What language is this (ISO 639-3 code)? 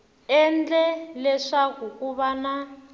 tso